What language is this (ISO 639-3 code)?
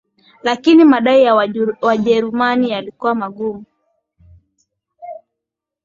swa